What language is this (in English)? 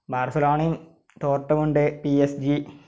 Malayalam